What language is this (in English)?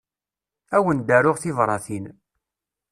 Kabyle